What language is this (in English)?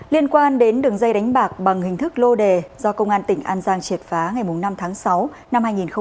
Vietnamese